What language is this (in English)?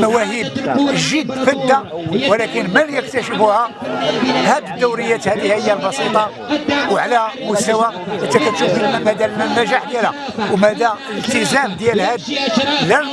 Arabic